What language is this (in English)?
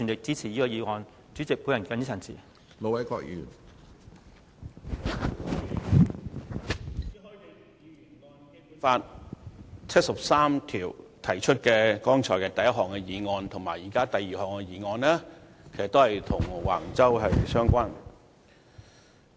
Cantonese